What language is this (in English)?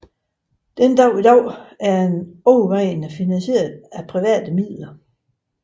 Danish